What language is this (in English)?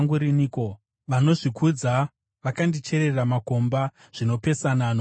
Shona